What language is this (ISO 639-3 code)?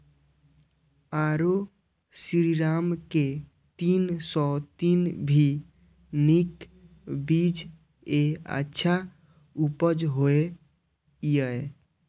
mai